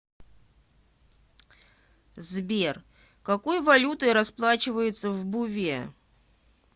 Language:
Russian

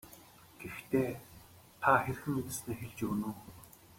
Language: Mongolian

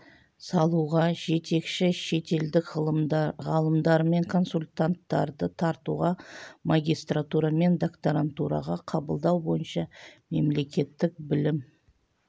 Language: Kazakh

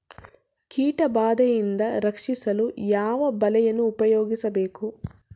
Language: Kannada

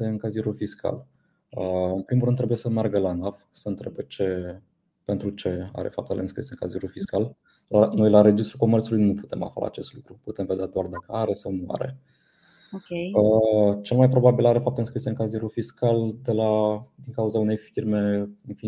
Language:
Romanian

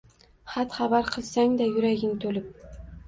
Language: Uzbek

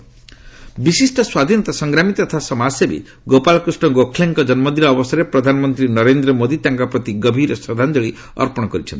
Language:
Odia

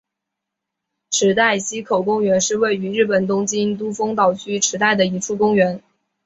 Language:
Chinese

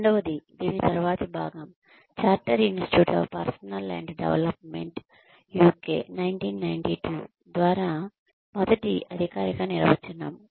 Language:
Telugu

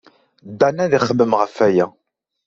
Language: Kabyle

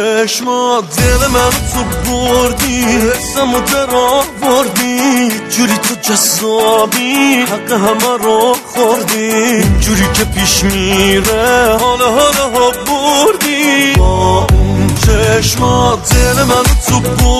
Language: Persian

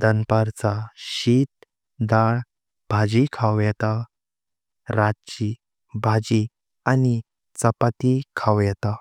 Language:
Konkani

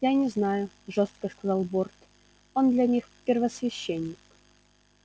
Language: Russian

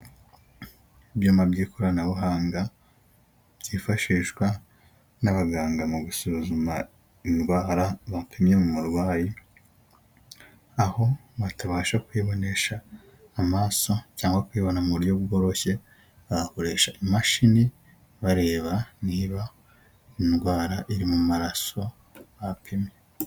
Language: Kinyarwanda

